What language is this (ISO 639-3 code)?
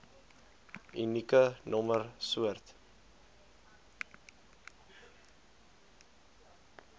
afr